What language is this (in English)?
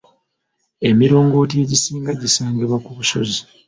Ganda